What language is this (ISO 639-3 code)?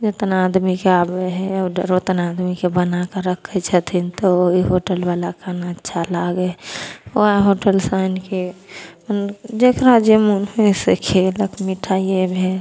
mai